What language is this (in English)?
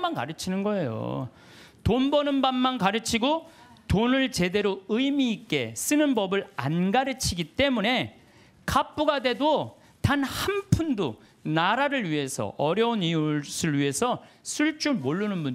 Korean